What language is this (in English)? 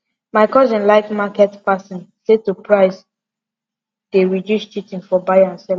Nigerian Pidgin